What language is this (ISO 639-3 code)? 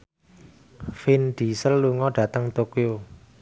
jav